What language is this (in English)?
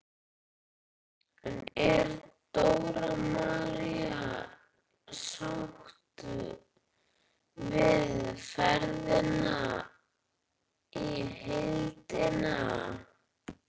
Icelandic